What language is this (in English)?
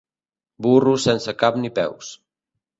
Catalan